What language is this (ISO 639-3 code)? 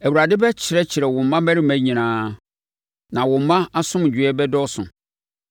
aka